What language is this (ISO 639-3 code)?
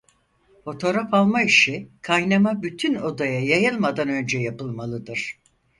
tur